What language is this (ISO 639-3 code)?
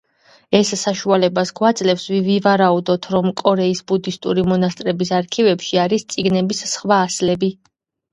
kat